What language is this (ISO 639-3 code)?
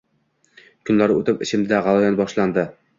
uzb